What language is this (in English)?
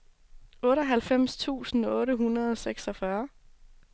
Danish